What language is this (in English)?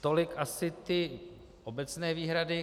Czech